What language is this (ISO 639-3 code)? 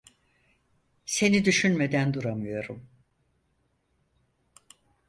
tur